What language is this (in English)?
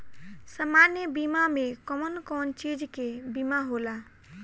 Bhojpuri